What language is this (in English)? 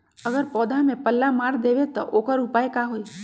Magahi